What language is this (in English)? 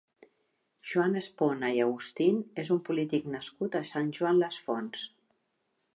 Catalan